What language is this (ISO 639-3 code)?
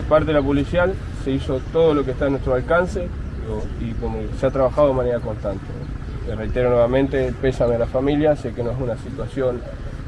spa